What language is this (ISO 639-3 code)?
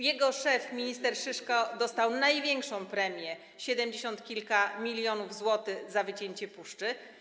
pol